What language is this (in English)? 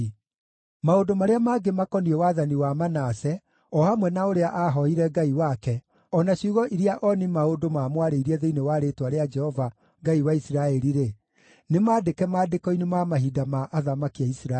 Kikuyu